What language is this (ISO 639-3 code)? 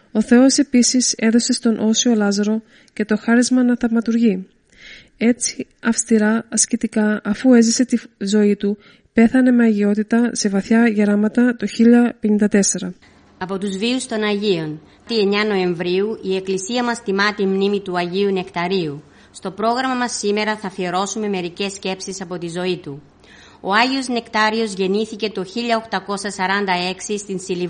ell